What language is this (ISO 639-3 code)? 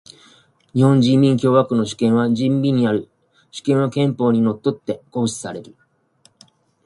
jpn